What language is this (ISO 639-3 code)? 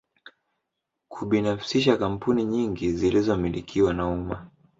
swa